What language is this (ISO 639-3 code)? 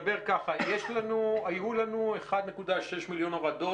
heb